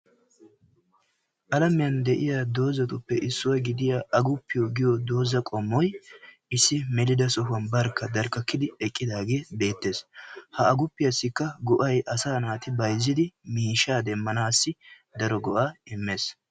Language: Wolaytta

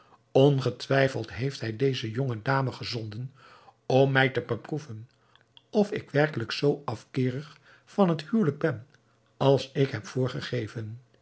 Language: Dutch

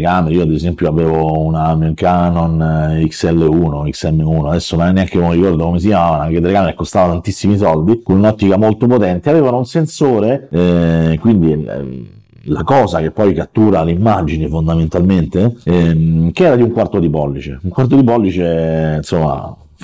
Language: Italian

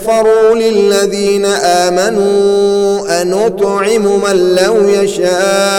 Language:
Arabic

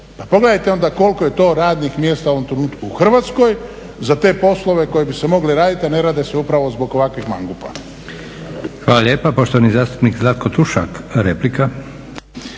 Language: Croatian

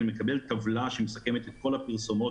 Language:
Hebrew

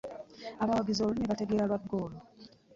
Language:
Ganda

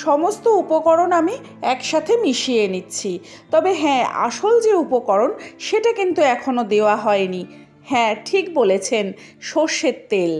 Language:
Bangla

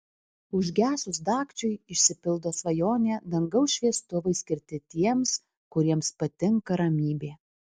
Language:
Lithuanian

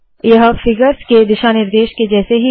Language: Hindi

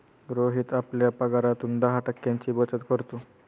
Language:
Marathi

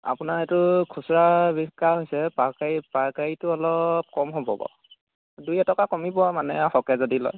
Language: Assamese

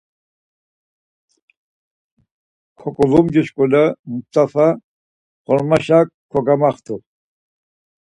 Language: Laz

